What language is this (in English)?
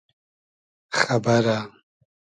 Hazaragi